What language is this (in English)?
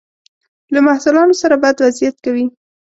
Pashto